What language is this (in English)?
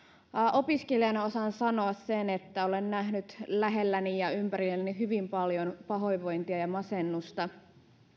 Finnish